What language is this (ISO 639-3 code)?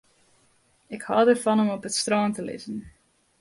fry